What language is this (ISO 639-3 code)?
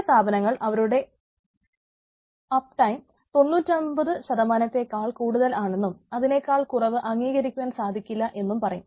mal